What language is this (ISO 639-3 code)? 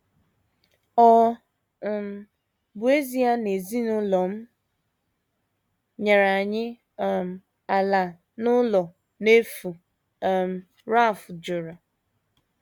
ibo